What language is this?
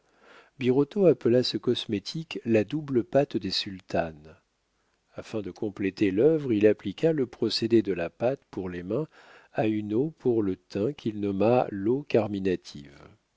French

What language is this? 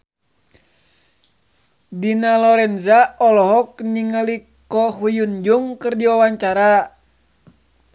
Sundanese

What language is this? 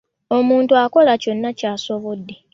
Ganda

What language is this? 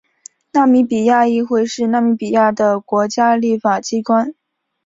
Chinese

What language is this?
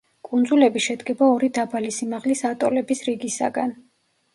Georgian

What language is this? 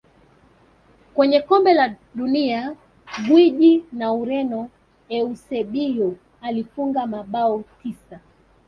Swahili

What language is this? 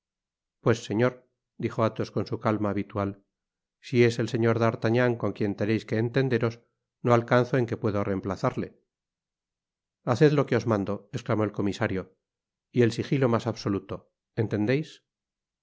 Spanish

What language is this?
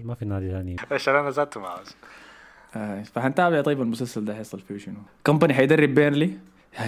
Arabic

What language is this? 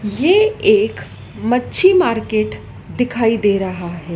Hindi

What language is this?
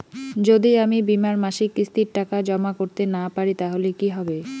Bangla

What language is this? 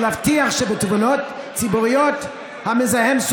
Hebrew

